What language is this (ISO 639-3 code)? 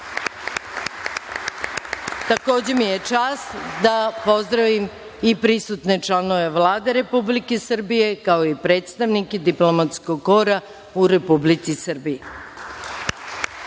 srp